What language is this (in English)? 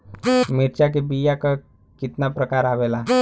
Bhojpuri